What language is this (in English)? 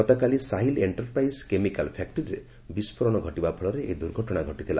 Odia